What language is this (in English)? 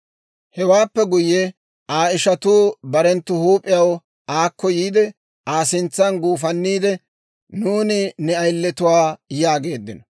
Dawro